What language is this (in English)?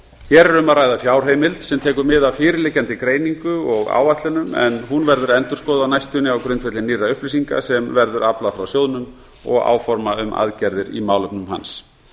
Icelandic